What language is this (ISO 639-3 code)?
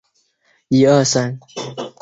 zho